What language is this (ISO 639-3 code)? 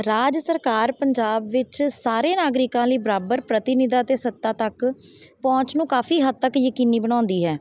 pan